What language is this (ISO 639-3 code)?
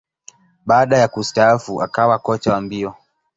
swa